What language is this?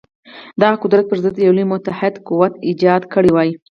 Pashto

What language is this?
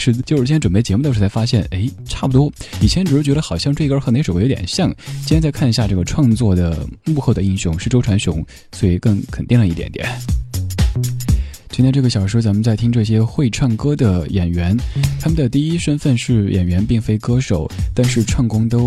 Chinese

